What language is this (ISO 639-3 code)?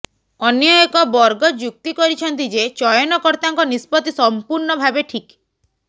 ori